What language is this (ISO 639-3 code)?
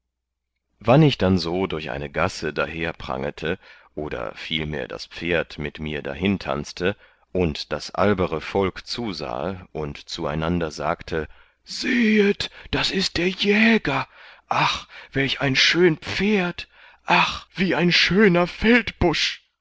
deu